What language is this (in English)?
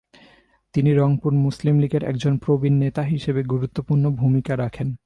Bangla